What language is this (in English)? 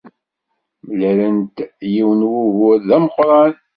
Kabyle